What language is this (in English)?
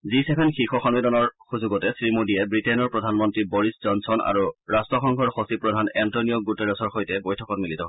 Assamese